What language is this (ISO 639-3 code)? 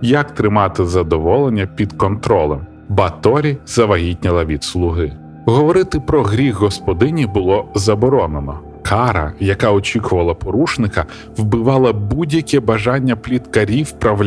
ukr